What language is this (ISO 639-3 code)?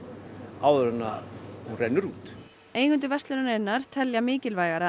isl